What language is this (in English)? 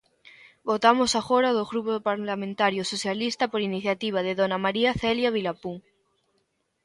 Galician